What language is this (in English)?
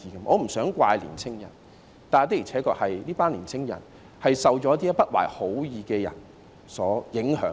Cantonese